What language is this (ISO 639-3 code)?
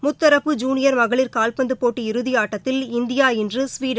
tam